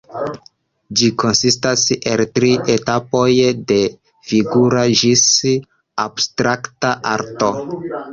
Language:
Esperanto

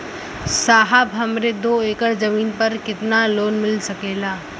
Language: Bhojpuri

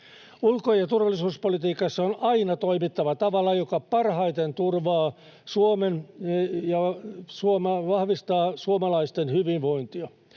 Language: Finnish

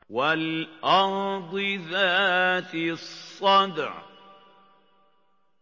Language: Arabic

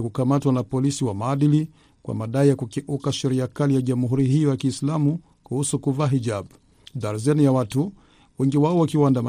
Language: Swahili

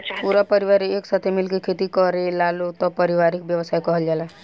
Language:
Bhojpuri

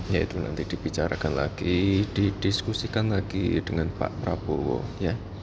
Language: Indonesian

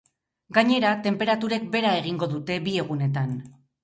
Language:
Basque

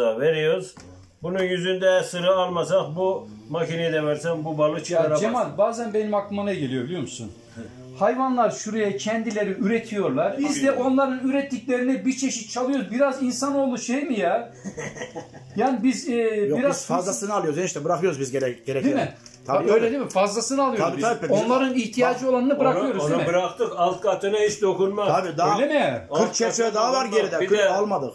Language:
Turkish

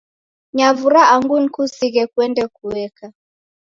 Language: Taita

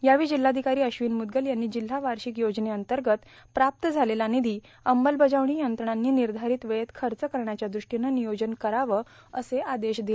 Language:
Marathi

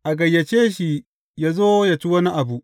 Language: Hausa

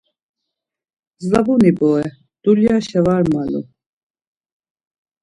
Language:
Laz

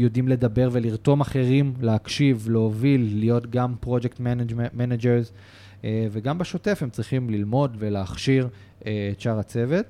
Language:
Hebrew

